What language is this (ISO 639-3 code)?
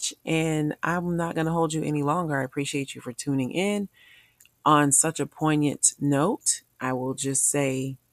eng